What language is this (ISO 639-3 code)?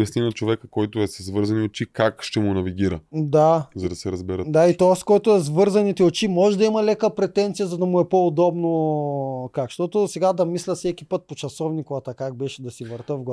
bul